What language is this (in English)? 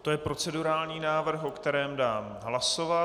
Czech